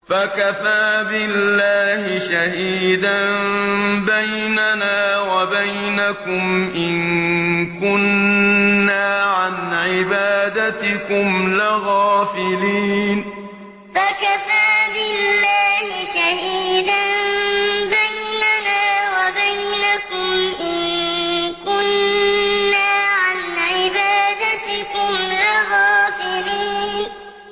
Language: Arabic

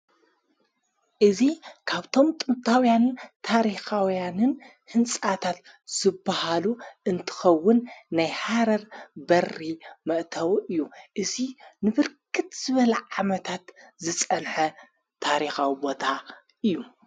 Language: Tigrinya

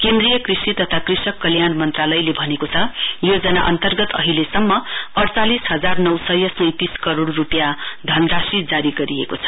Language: Nepali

